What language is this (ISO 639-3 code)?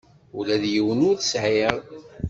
kab